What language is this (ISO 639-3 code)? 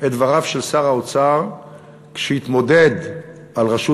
heb